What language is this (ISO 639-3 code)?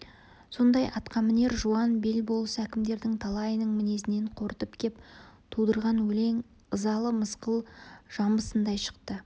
kaz